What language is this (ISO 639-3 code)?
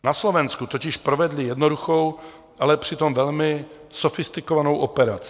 ces